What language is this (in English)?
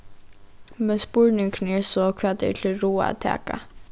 Faroese